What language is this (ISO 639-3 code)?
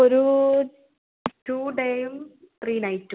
mal